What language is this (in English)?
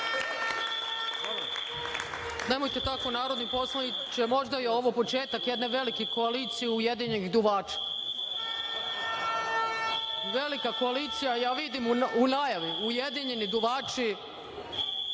Serbian